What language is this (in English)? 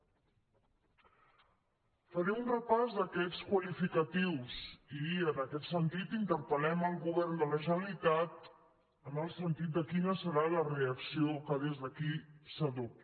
Catalan